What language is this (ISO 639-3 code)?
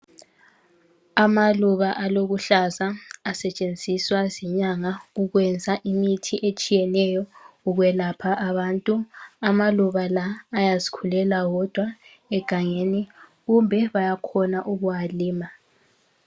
nde